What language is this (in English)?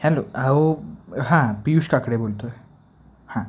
Marathi